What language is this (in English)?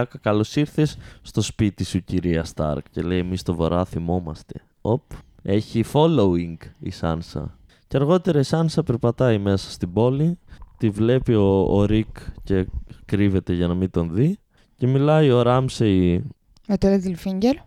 Greek